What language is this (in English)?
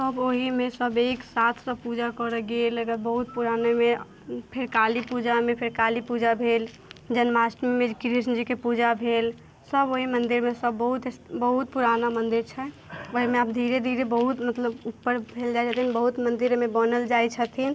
Maithili